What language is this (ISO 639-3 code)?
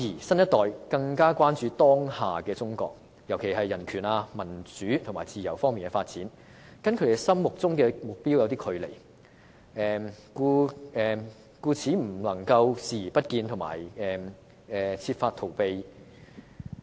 yue